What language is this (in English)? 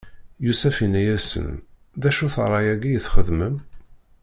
Kabyle